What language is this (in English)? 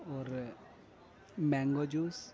Urdu